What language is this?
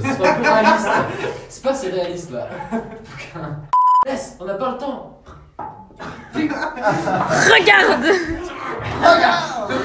French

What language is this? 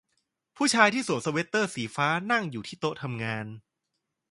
Thai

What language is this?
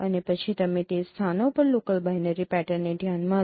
Gujarati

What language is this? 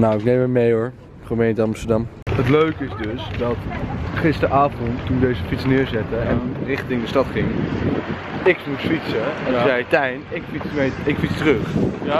Dutch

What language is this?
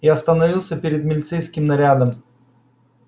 Russian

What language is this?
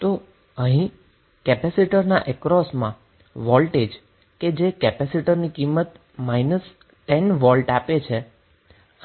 Gujarati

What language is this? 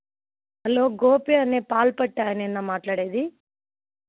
Telugu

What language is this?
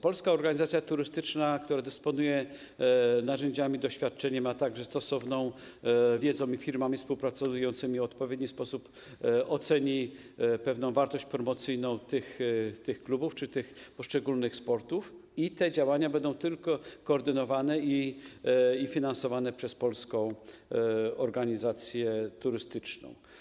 Polish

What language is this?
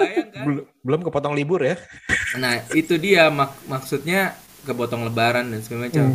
Indonesian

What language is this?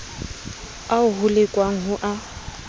Southern Sotho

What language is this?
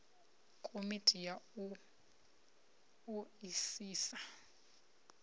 Venda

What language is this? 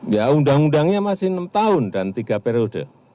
Indonesian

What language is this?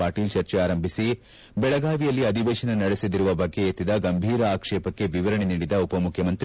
Kannada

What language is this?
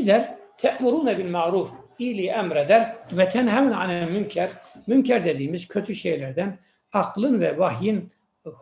Turkish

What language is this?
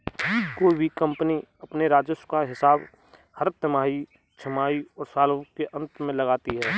Hindi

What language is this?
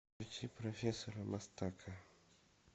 Russian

